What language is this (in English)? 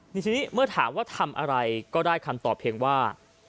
Thai